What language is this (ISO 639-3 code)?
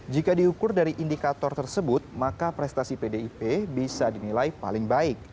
ind